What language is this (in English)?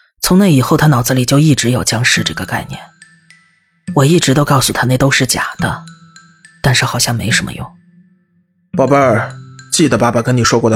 Chinese